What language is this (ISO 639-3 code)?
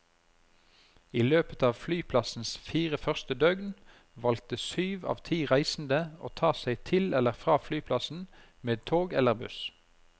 nor